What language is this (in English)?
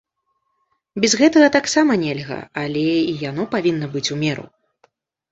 Belarusian